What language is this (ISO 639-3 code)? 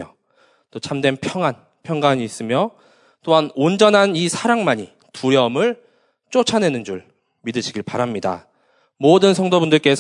kor